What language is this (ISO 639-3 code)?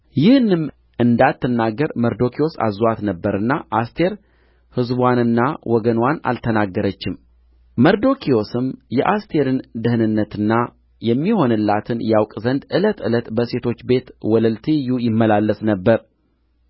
amh